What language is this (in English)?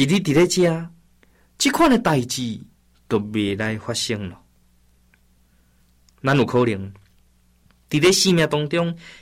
Chinese